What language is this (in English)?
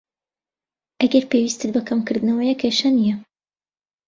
Central Kurdish